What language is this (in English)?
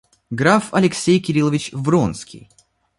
Russian